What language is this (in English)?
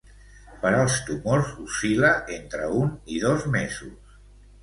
Catalan